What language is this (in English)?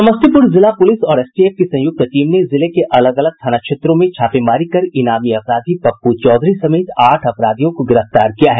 Hindi